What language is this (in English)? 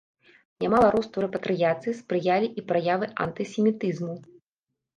Belarusian